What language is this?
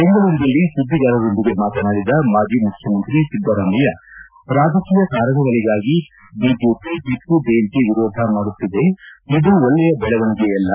Kannada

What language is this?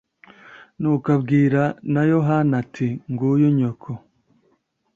Kinyarwanda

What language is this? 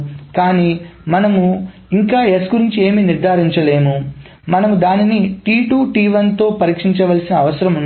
Telugu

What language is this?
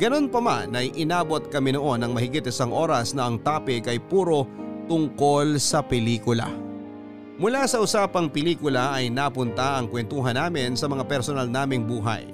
Filipino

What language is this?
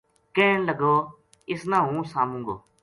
Gujari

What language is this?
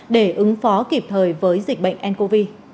Vietnamese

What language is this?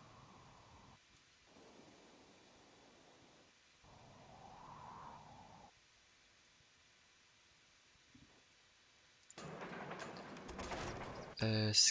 French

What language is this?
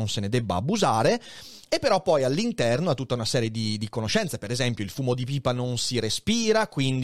Italian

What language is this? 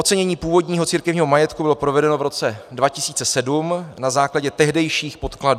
Czech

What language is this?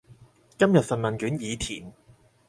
Cantonese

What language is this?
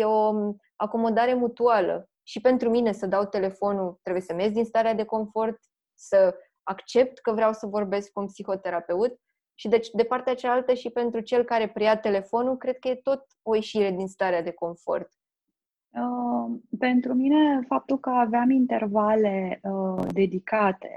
Romanian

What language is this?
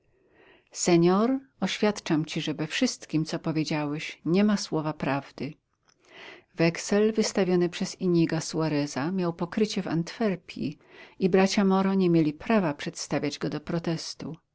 Polish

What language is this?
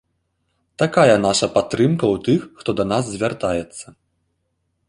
Belarusian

